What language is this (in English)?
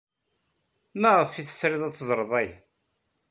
Kabyle